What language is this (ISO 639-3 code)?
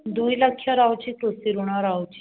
ori